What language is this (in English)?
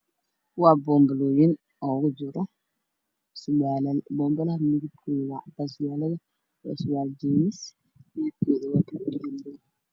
Somali